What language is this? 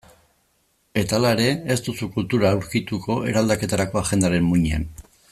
Basque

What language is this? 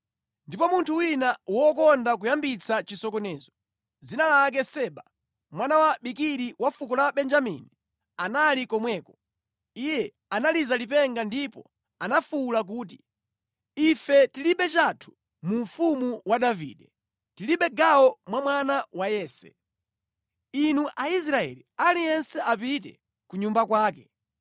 Nyanja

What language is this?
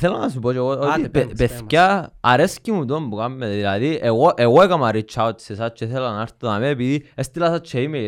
Greek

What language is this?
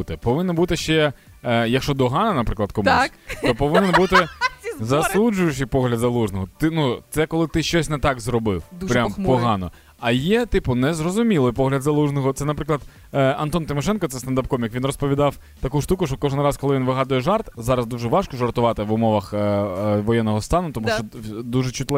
Ukrainian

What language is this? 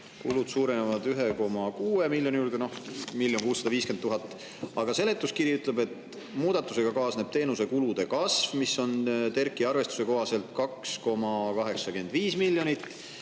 Estonian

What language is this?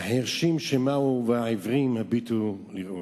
Hebrew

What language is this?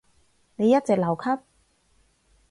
Cantonese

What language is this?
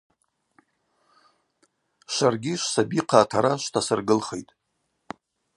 Abaza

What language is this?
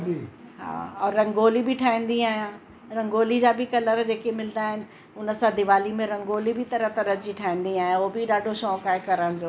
Sindhi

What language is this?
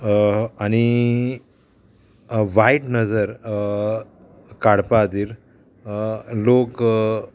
Konkani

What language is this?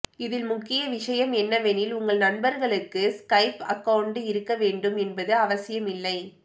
Tamil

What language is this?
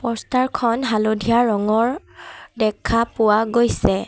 Assamese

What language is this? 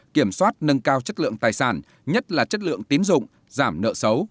Vietnamese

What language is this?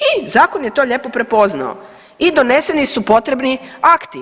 Croatian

